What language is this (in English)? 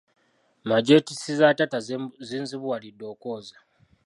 Ganda